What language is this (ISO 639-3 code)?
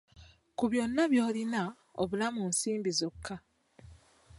lug